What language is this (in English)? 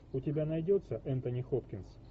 Russian